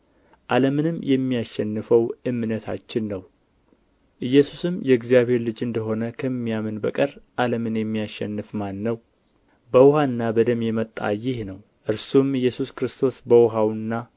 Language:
Amharic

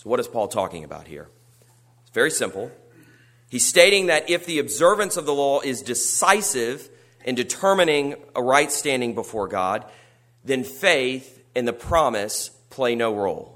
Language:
English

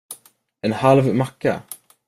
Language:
Swedish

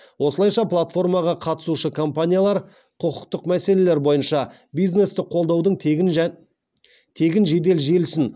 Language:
Kazakh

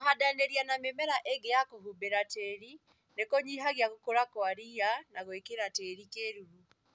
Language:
Kikuyu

